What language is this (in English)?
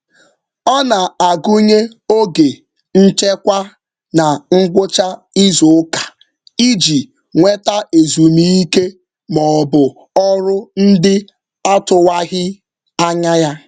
Igbo